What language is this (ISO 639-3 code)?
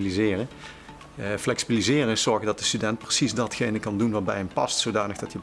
nld